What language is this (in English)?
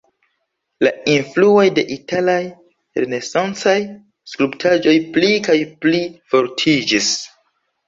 Esperanto